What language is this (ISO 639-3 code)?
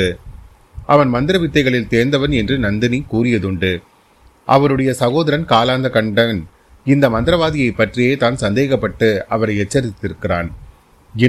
tam